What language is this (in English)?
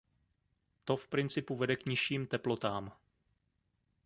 Czech